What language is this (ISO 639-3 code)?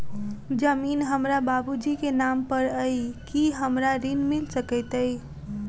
mai